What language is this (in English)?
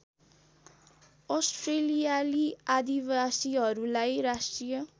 Nepali